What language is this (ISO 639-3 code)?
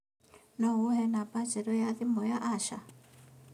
kik